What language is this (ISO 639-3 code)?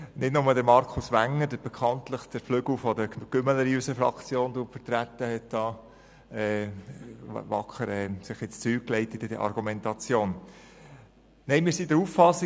gsw